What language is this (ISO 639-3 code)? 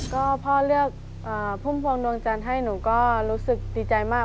tha